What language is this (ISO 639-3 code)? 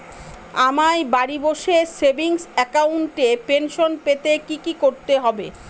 ben